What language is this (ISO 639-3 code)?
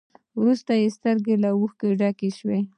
pus